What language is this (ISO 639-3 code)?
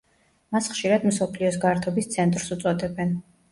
kat